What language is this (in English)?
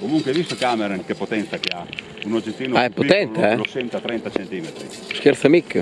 Italian